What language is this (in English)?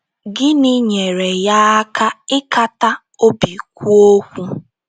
Igbo